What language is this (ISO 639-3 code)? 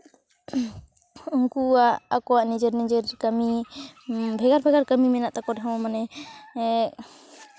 sat